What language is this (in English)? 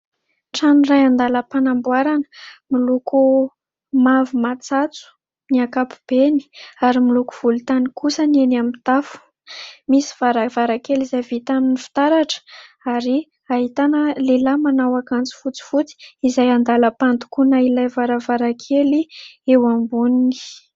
Malagasy